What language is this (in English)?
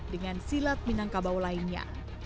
Indonesian